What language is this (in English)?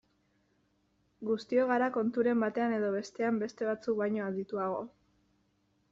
Basque